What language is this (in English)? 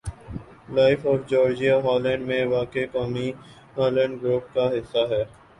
Urdu